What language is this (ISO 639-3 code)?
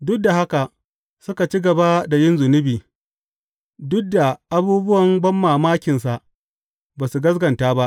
hau